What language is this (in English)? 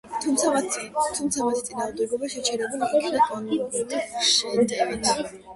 Georgian